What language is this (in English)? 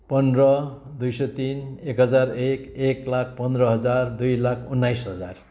Nepali